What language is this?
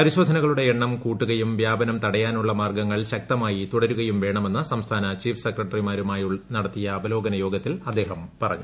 Malayalam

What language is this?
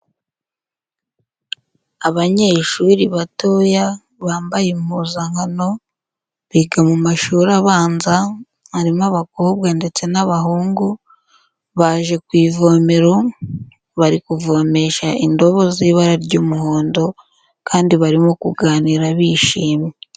Kinyarwanda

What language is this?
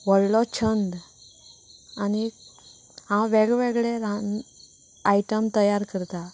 Konkani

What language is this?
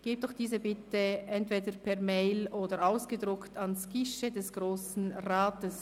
Swiss German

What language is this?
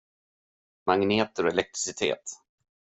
Swedish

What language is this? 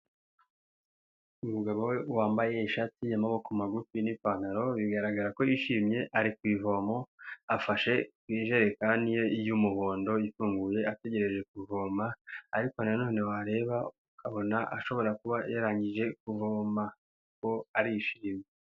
Kinyarwanda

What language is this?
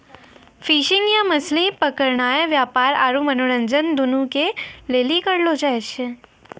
Maithili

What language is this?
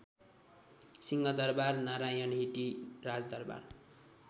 Nepali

